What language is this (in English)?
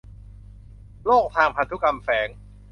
Thai